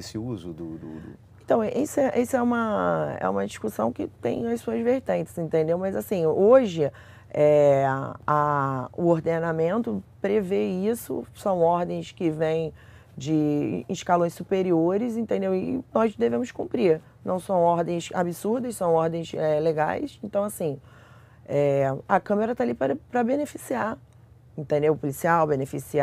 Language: Portuguese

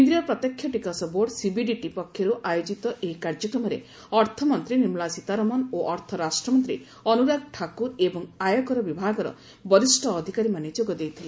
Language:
Odia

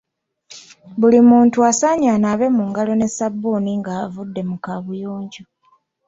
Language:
Ganda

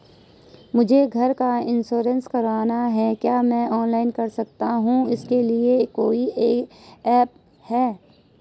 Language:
Hindi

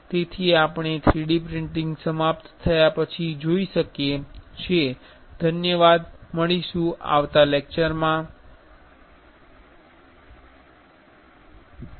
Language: Gujarati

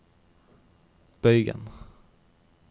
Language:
Norwegian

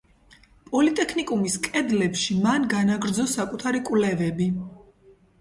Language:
Georgian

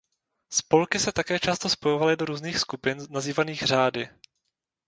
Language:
Czech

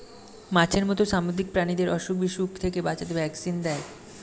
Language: Bangla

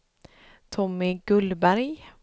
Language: Swedish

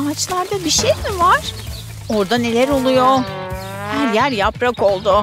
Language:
Turkish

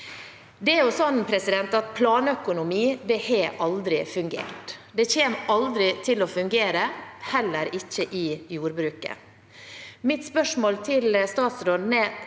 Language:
Norwegian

